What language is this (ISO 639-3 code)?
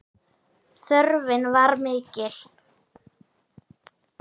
isl